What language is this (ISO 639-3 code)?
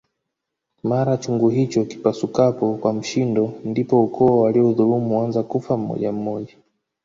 swa